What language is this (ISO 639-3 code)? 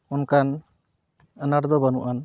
sat